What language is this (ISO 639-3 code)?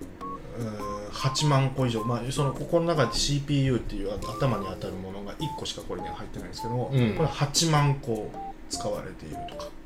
jpn